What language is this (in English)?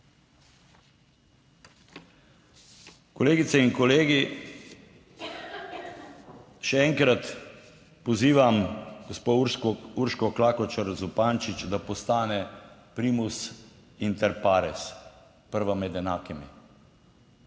Slovenian